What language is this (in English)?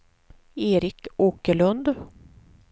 Swedish